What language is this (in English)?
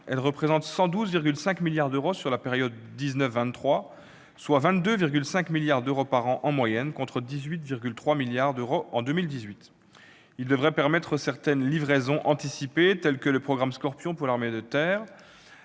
French